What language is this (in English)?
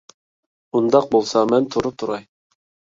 Uyghur